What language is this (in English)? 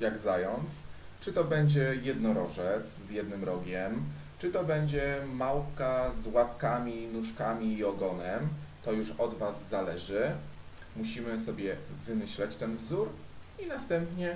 Polish